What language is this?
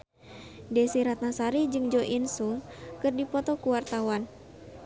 Sundanese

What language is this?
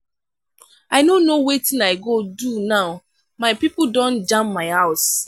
Nigerian Pidgin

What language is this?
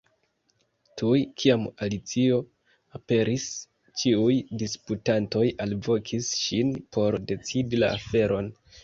Esperanto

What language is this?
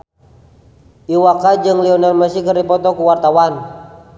Sundanese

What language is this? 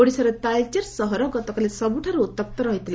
Odia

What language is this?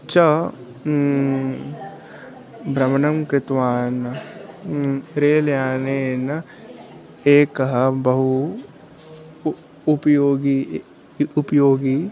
Sanskrit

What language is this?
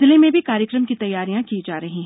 Hindi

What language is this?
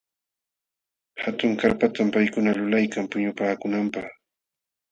Jauja Wanca Quechua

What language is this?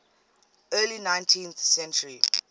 English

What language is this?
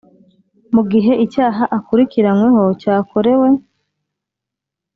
Kinyarwanda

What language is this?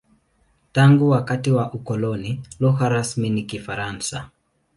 Swahili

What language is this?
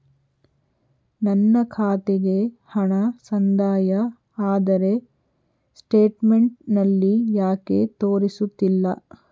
Kannada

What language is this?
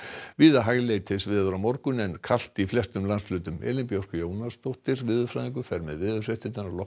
Icelandic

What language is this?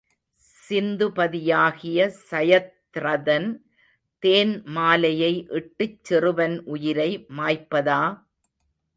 Tamil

